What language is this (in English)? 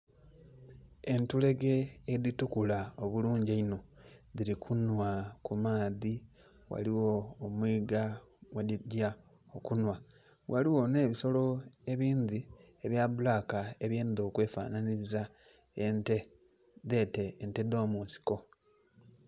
Soga